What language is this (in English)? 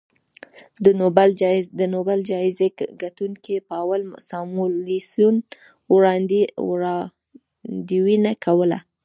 Pashto